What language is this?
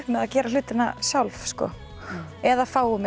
Icelandic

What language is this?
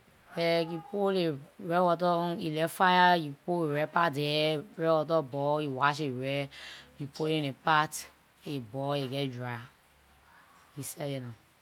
Liberian English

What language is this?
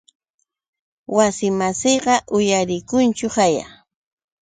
Yauyos Quechua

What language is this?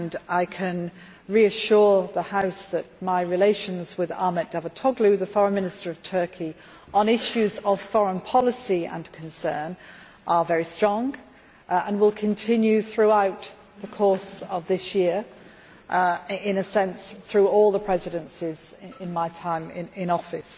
English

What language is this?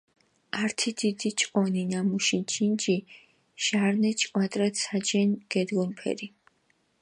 Mingrelian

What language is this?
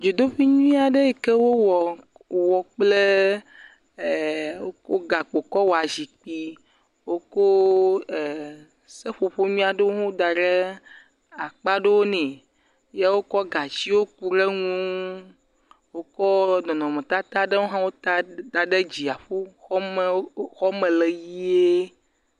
Ewe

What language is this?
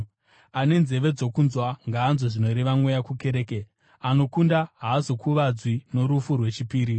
Shona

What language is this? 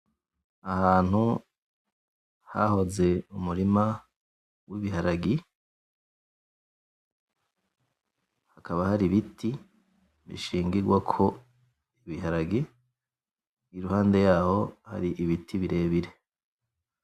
Rundi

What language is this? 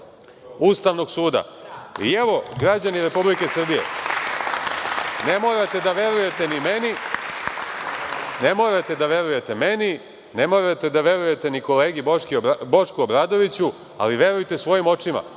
Serbian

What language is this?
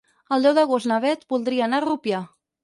Catalan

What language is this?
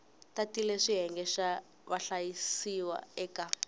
Tsonga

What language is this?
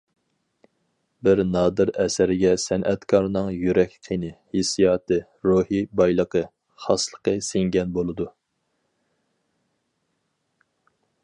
Uyghur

